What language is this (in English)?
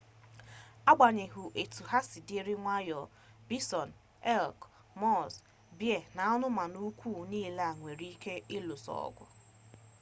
Igbo